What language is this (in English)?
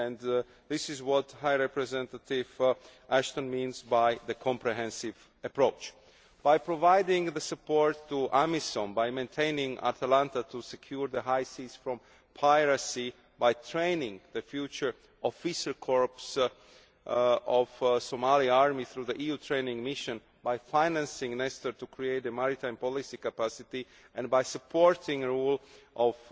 English